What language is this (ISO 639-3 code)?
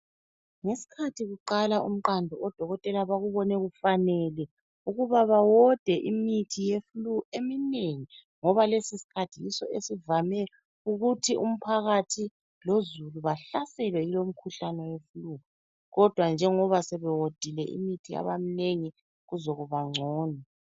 nde